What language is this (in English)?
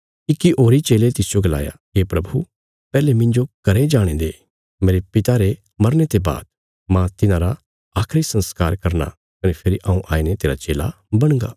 Bilaspuri